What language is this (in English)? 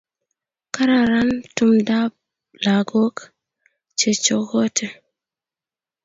Kalenjin